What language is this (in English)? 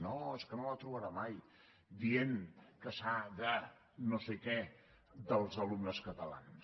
Catalan